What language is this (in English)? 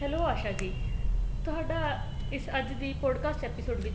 Punjabi